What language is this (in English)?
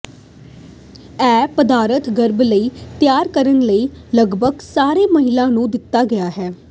Punjabi